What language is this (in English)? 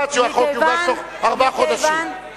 Hebrew